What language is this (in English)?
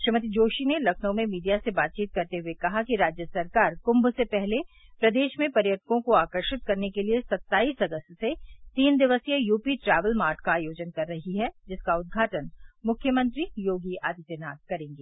Hindi